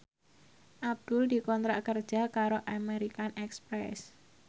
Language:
Javanese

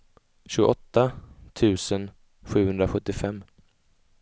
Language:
Swedish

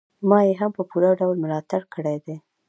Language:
Pashto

